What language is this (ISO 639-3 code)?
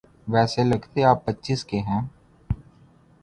urd